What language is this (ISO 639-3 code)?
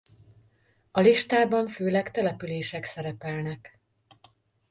hun